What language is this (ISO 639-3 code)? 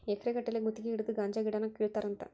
kan